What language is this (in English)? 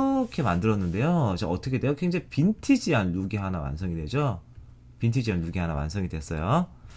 Korean